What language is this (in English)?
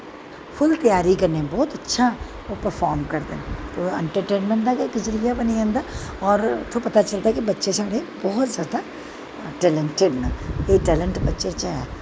Dogri